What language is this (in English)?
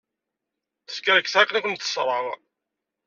Kabyle